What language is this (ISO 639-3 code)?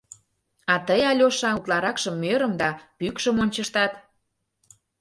chm